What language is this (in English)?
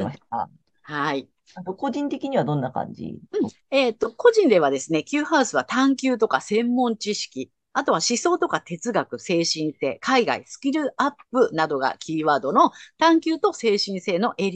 Japanese